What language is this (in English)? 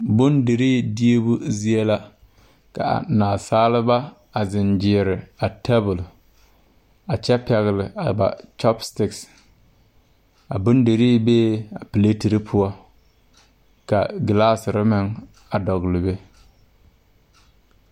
Southern Dagaare